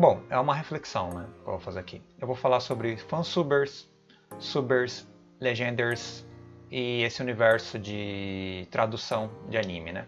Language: Portuguese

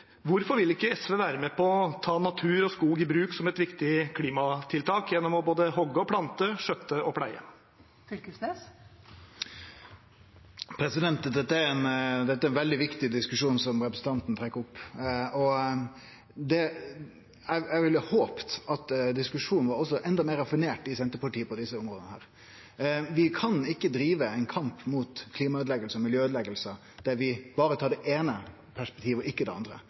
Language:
Norwegian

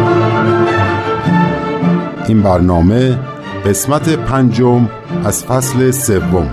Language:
Persian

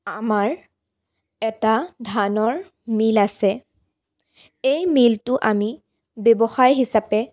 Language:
Assamese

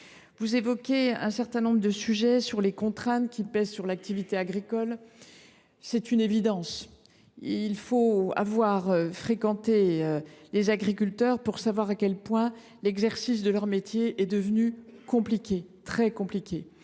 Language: French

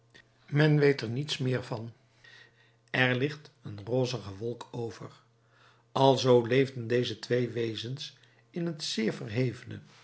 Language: Dutch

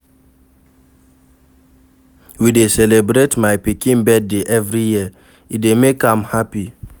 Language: Nigerian Pidgin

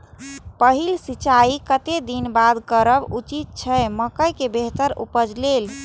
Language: Maithili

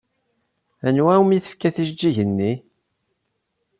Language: Kabyle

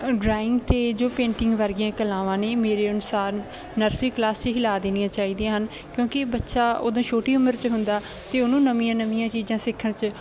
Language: Punjabi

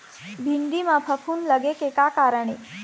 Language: Chhattisgarhi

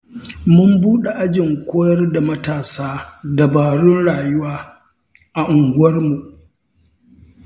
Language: Hausa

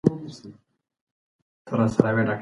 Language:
Pashto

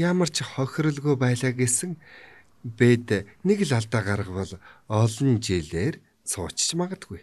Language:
Turkish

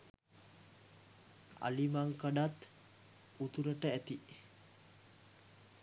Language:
Sinhala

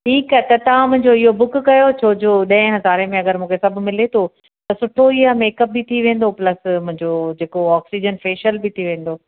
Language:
Sindhi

